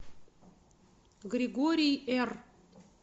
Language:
Russian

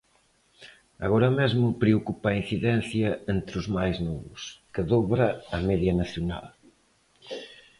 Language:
Galician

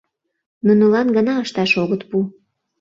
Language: Mari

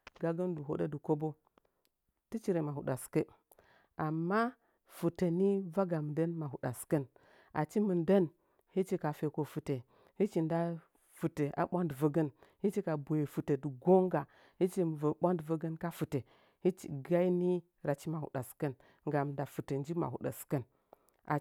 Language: Nzanyi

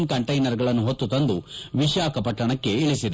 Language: Kannada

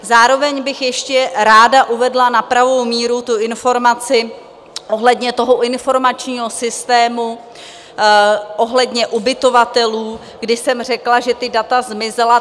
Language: Czech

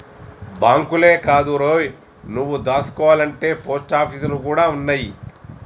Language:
Telugu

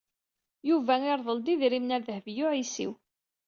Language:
Kabyle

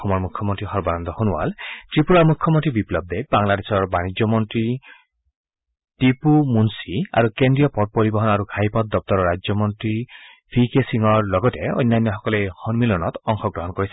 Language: Assamese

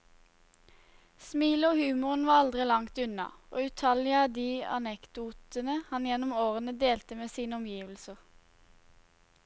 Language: Norwegian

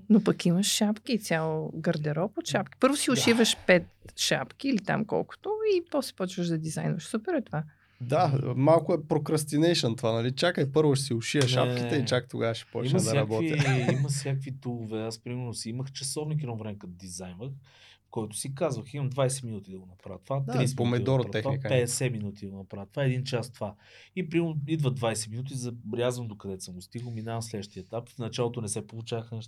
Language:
Bulgarian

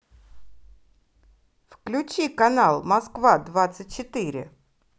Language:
Russian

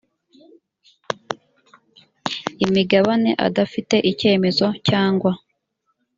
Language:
Kinyarwanda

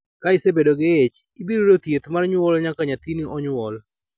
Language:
Luo (Kenya and Tanzania)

